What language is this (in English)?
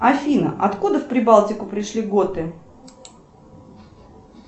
Russian